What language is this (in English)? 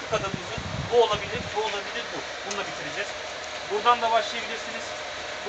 Turkish